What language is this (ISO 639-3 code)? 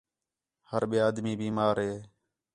xhe